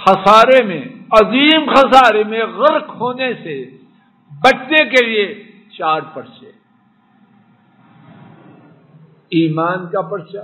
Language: Arabic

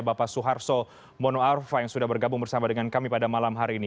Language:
Indonesian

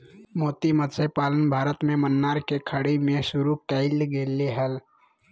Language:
Magahi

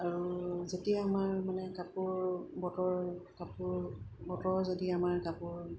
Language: Assamese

